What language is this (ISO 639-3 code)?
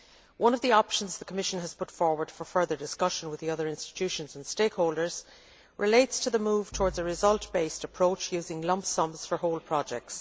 eng